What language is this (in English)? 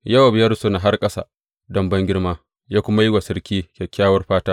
Hausa